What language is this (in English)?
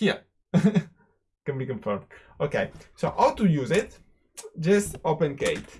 English